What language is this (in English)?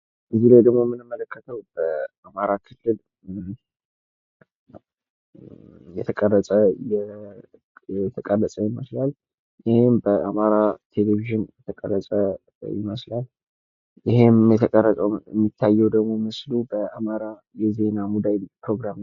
Amharic